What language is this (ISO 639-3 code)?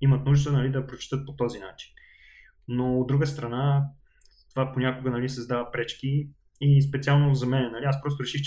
bul